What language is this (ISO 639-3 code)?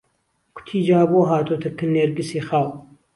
ckb